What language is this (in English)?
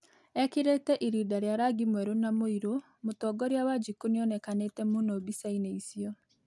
Kikuyu